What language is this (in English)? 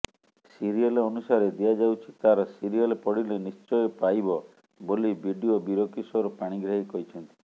Odia